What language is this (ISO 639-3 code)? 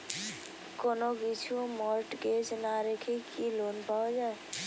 ben